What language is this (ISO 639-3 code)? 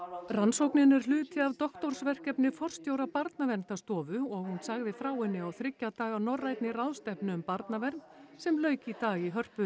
isl